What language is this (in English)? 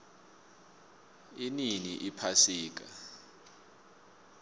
South Ndebele